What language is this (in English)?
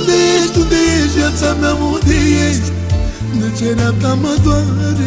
Romanian